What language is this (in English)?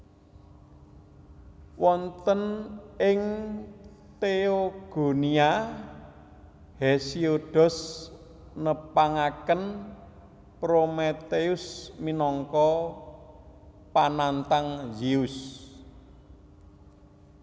Javanese